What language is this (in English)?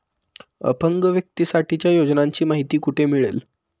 Marathi